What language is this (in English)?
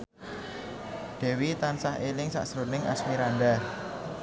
Javanese